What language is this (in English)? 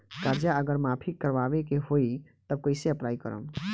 Bhojpuri